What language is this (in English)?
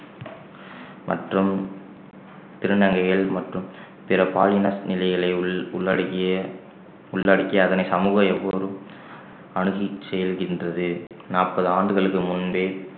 Tamil